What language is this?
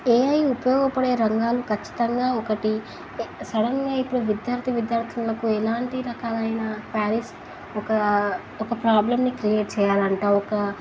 Telugu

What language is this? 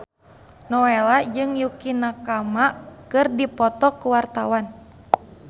Sundanese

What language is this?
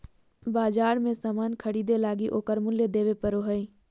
Magahi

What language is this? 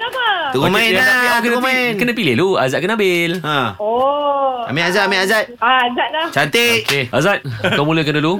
Malay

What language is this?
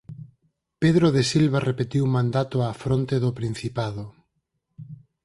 Galician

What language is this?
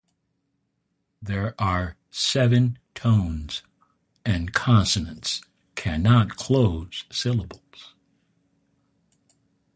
English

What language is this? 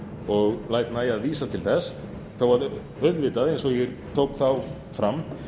Icelandic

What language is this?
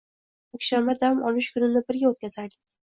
Uzbek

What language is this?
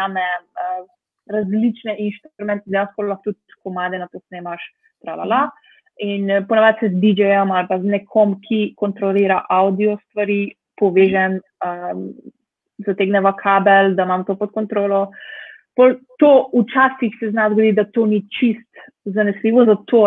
Romanian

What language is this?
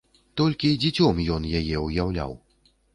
Belarusian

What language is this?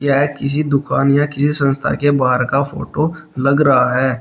Hindi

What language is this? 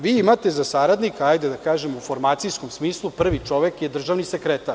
Serbian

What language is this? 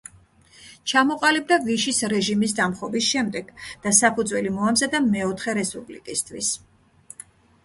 Georgian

